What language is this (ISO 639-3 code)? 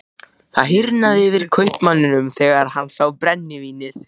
isl